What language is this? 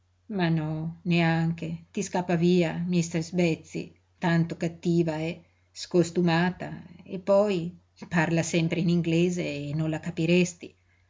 Italian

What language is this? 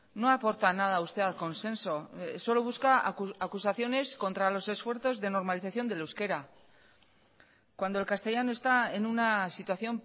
Spanish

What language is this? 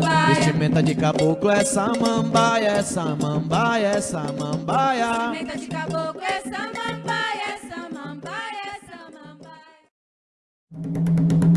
Portuguese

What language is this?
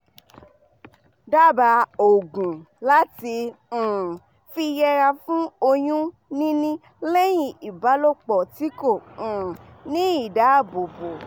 Yoruba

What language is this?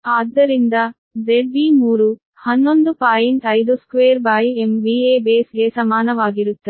Kannada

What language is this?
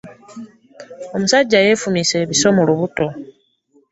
Ganda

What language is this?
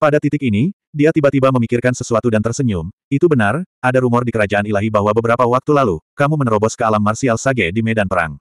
Indonesian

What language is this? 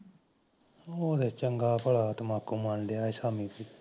Punjabi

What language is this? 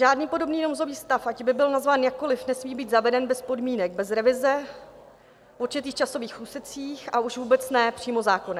Czech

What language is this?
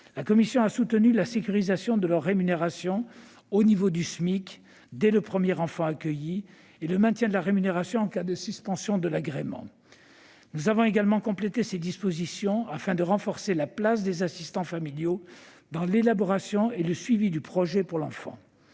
French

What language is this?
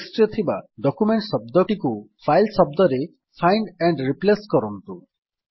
Odia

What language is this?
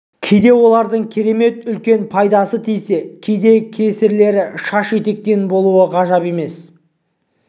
Kazakh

